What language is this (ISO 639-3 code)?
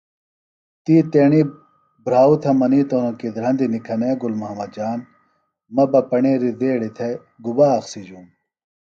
phl